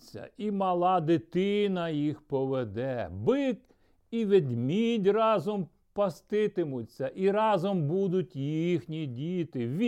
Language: Ukrainian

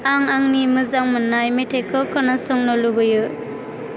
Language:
Bodo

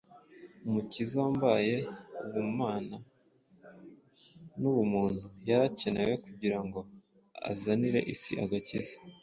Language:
Kinyarwanda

